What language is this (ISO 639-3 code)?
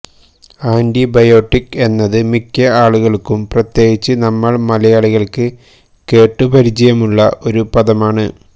mal